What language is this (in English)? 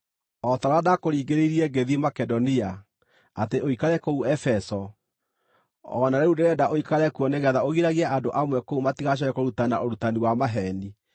Kikuyu